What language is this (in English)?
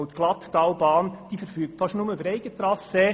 Swiss German